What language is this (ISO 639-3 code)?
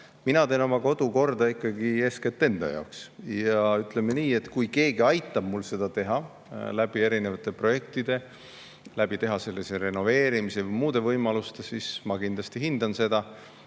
est